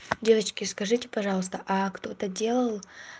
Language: Russian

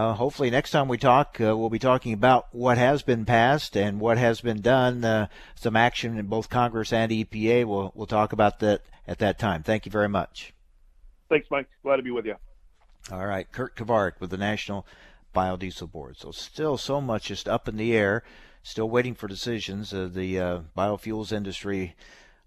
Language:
English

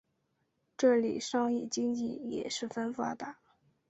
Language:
Chinese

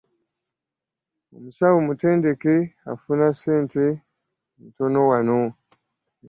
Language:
Ganda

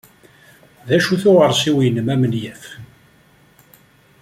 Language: Kabyle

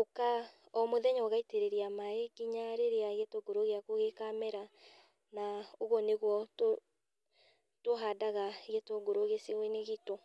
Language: Kikuyu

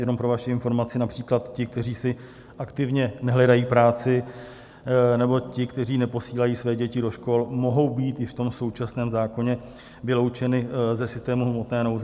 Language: Czech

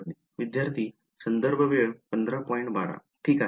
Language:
Marathi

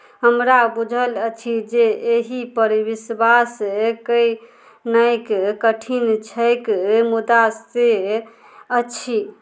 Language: Maithili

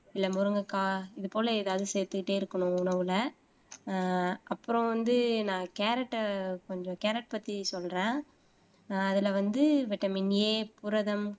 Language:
Tamil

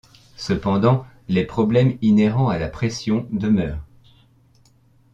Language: French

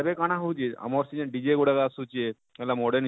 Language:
Odia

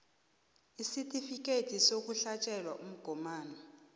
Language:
South Ndebele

